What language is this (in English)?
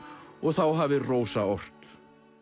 Icelandic